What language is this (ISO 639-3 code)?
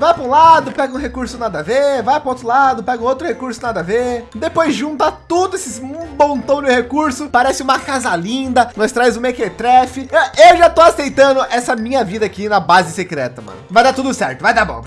por